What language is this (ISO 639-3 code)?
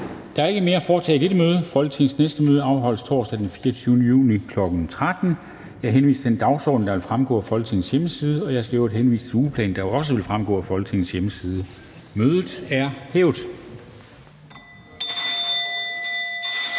dan